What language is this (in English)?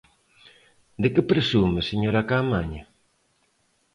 Galician